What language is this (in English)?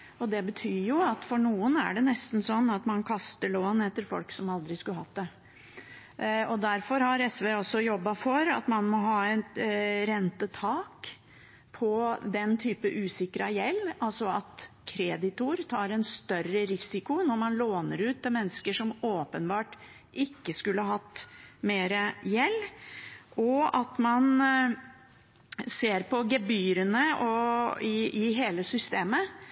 Norwegian Bokmål